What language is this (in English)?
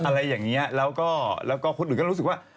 Thai